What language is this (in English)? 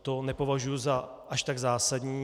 Czech